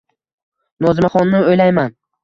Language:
Uzbek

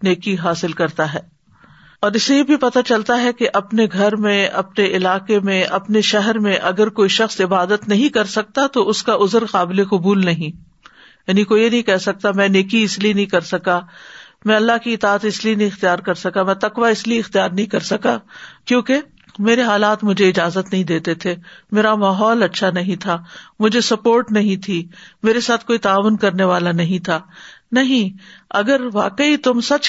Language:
Urdu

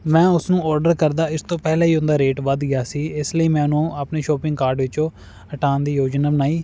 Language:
Punjabi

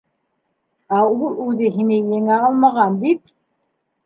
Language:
Bashkir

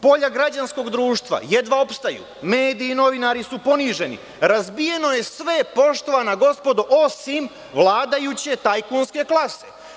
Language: Serbian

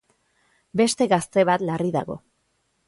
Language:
Basque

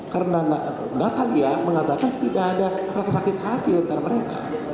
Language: Indonesian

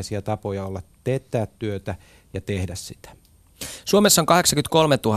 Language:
Finnish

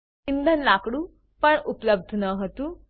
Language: Gujarati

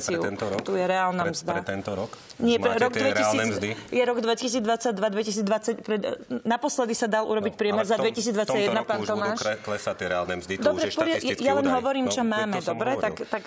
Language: Slovak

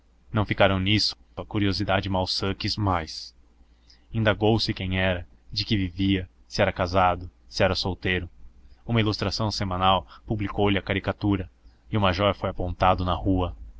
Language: Portuguese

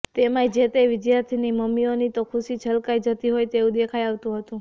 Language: Gujarati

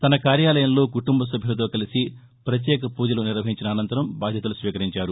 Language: Telugu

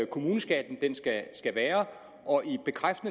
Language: Danish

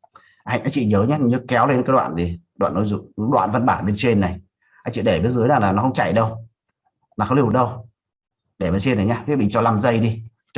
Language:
Vietnamese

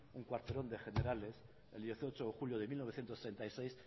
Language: Spanish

